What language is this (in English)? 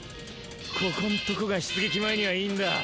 Japanese